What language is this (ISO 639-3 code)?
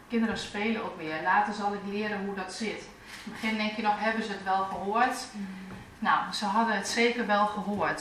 nld